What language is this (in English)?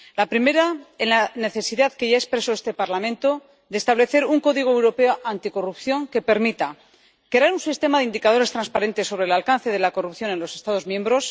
Spanish